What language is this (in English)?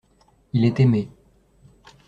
French